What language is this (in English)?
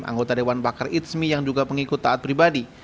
Indonesian